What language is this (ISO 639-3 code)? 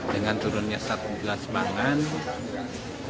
ind